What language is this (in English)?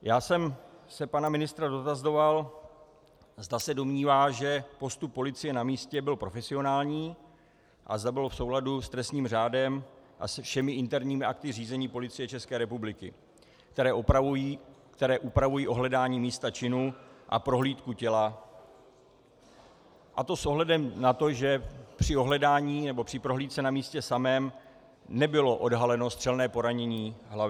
Czech